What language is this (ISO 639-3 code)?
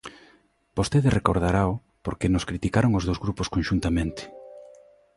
glg